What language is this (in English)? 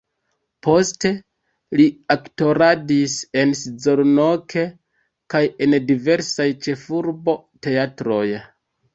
Esperanto